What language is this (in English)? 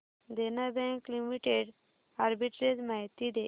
Marathi